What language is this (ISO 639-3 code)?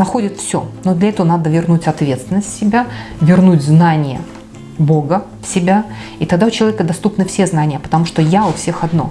rus